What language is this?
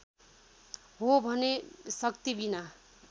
Nepali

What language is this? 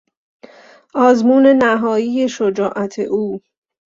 Persian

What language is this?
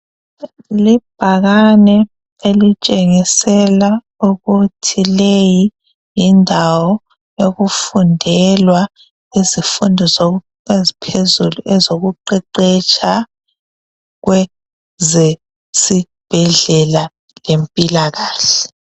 North Ndebele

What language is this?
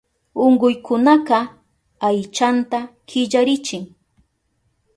Southern Pastaza Quechua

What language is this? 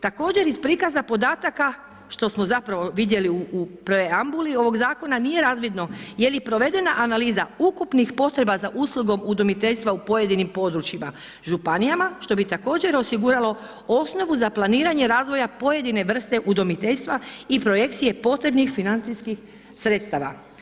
Croatian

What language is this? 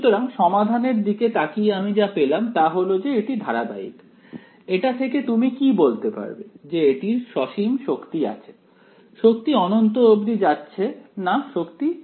Bangla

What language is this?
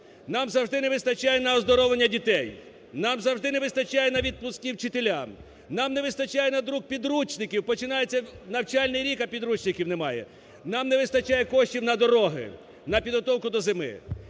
Ukrainian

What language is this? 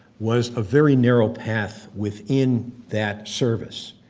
English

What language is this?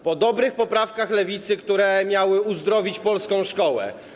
Polish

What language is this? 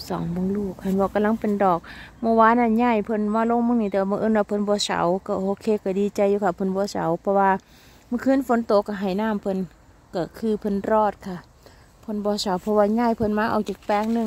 Thai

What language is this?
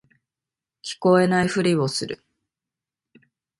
Japanese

